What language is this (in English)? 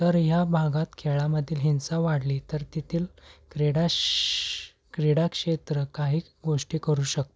Marathi